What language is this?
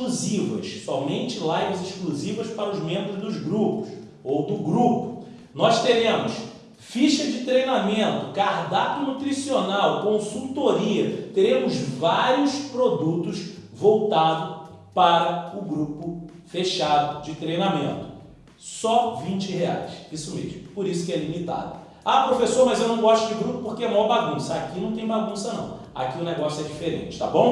Portuguese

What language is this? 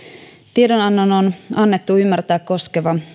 Finnish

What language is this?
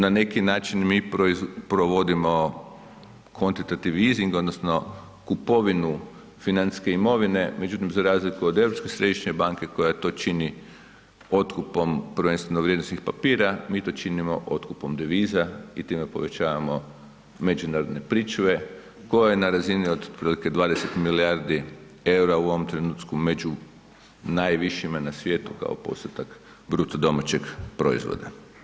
Croatian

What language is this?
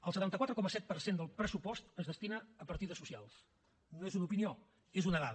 Catalan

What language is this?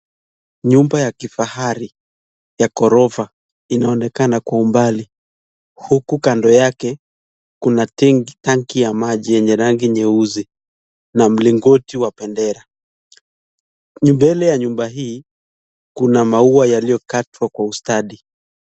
Swahili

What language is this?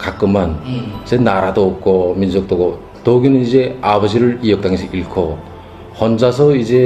Korean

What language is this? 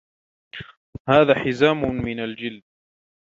Arabic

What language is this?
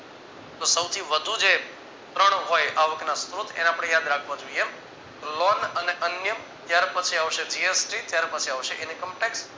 Gujarati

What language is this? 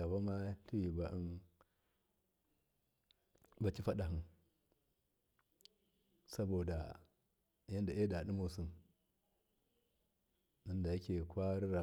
Miya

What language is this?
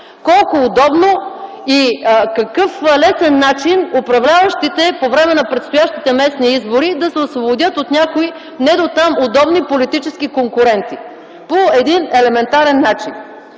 Bulgarian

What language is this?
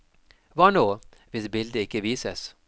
Norwegian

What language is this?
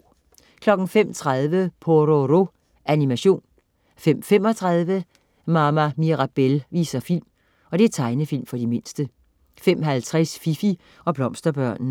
Danish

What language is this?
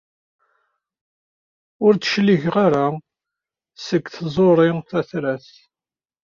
Kabyle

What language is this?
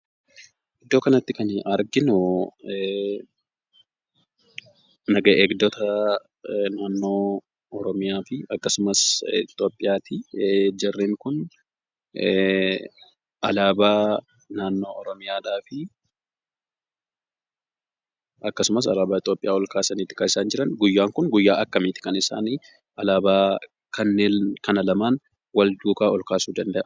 Oromo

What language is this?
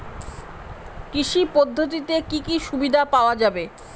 Bangla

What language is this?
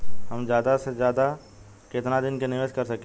Bhojpuri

